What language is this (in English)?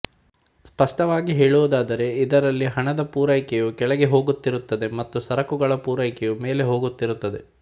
Kannada